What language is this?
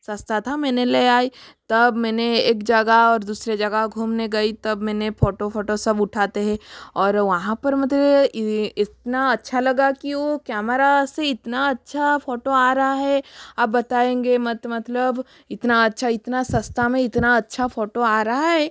Hindi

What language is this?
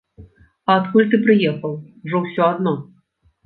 Belarusian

